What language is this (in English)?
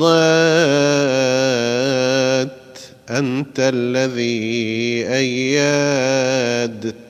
Arabic